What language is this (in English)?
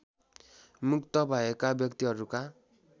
Nepali